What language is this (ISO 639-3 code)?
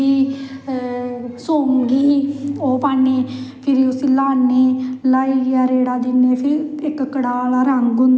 doi